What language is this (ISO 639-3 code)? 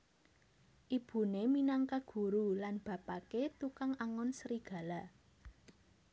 jav